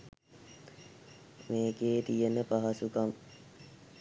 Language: Sinhala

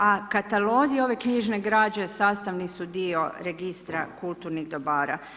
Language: Croatian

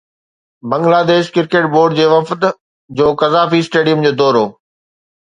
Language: Sindhi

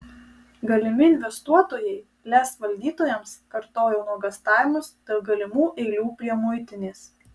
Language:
Lithuanian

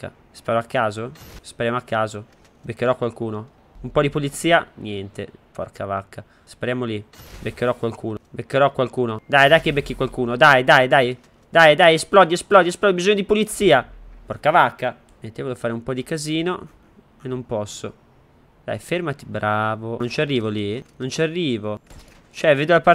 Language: Italian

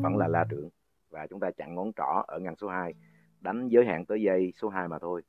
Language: Vietnamese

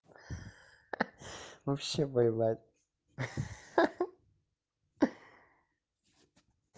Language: Russian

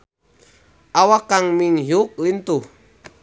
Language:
Sundanese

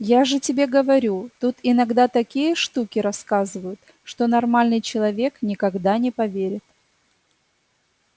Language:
Russian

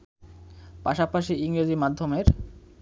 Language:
Bangla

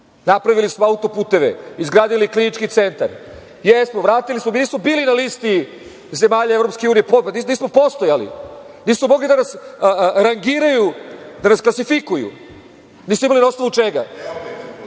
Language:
Serbian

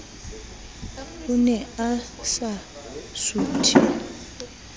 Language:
Southern Sotho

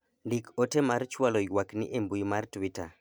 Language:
Luo (Kenya and Tanzania)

